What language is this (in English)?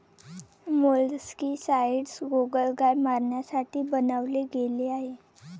Marathi